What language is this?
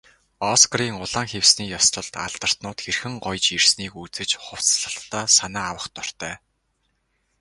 Mongolian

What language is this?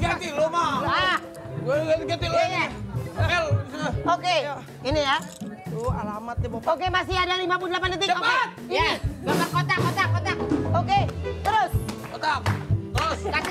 Indonesian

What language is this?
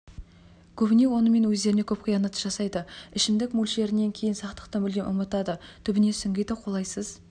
Kazakh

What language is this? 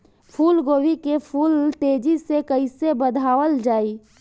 Bhojpuri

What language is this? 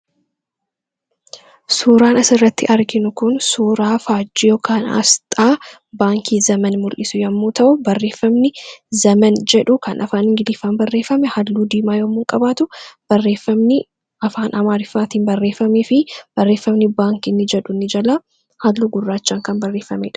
Oromo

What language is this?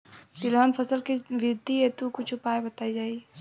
Bhojpuri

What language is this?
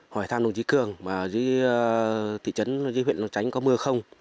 Vietnamese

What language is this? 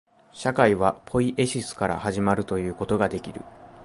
Japanese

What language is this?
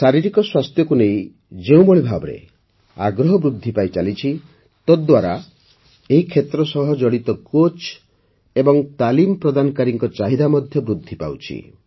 Odia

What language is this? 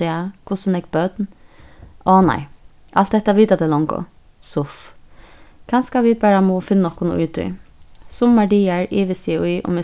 Faroese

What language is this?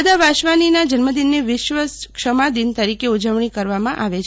Gujarati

